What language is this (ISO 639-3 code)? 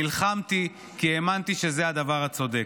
heb